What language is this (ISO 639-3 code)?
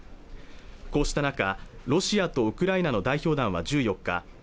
jpn